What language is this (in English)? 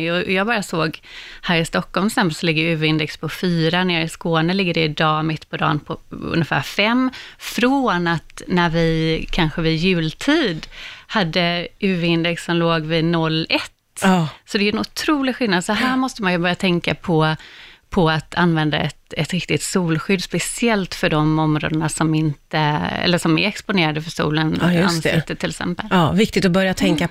Swedish